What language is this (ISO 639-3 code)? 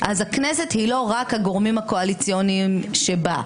heb